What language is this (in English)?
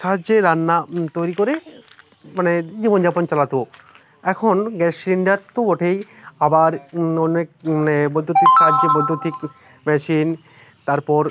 Bangla